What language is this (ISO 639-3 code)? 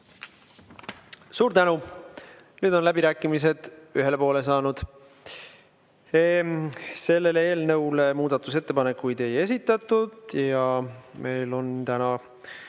est